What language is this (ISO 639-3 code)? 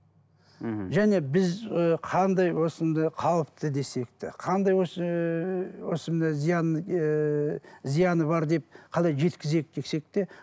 kaz